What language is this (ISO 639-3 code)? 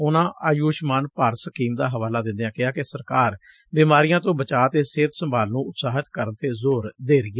pan